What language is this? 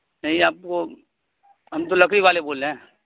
Urdu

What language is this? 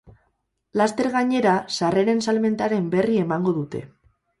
Basque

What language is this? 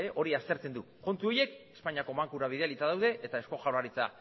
Basque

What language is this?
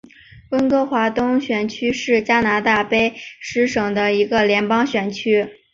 Chinese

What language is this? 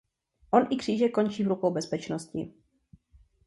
Czech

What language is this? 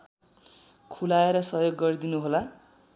Nepali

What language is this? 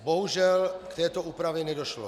Czech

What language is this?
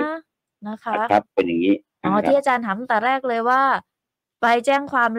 Thai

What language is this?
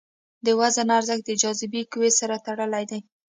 Pashto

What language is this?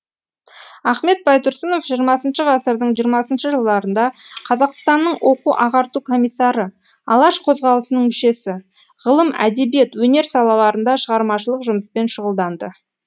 Kazakh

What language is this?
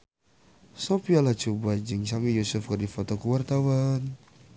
Sundanese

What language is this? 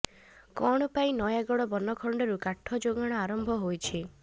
Odia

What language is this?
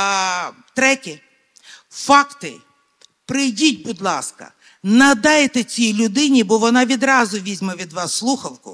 Ukrainian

